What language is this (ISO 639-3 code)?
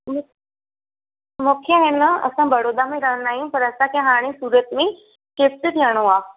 snd